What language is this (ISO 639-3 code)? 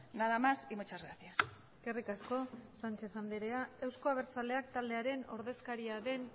eus